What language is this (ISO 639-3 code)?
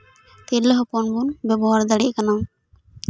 sat